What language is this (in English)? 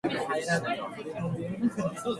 Japanese